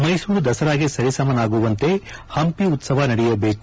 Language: Kannada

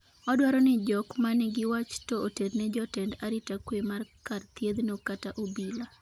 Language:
Luo (Kenya and Tanzania)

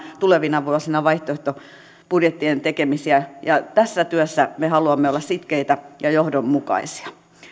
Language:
Finnish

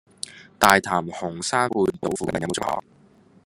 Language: Cantonese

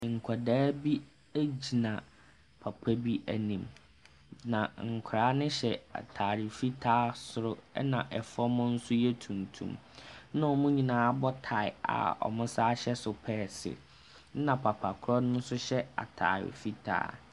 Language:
Akan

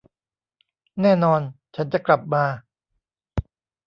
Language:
Thai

